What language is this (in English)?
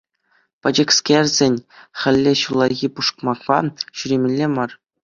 Chuvash